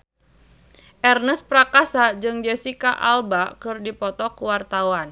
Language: Sundanese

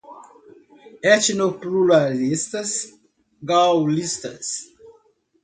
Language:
Portuguese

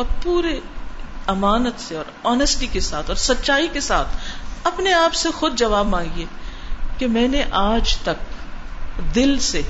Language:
Urdu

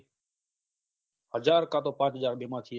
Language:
Gujarati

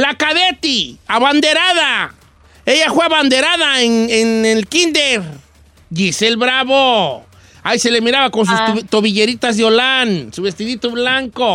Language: Spanish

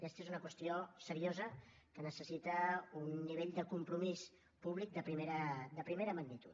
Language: Catalan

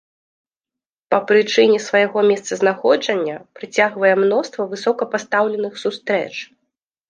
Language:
Belarusian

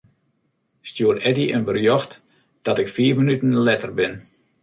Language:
Western Frisian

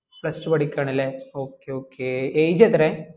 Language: Malayalam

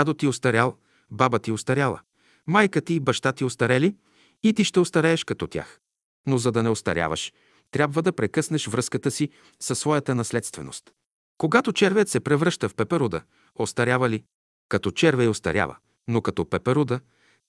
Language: Bulgarian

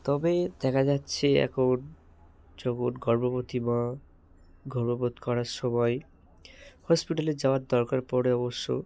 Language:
Bangla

